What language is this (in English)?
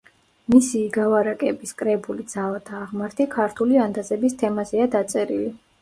Georgian